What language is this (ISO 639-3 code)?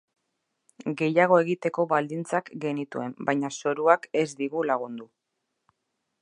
eus